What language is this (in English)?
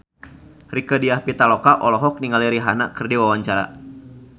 Sundanese